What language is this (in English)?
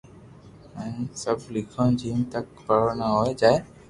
Loarki